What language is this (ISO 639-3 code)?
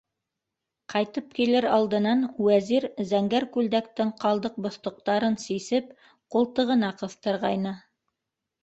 bak